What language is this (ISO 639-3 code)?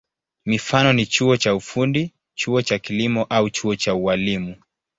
swa